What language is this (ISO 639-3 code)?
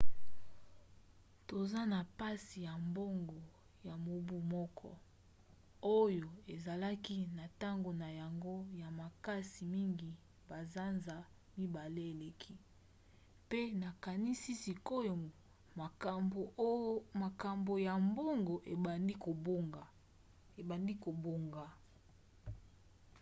lin